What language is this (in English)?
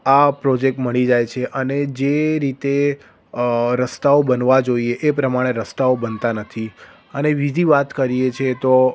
Gujarati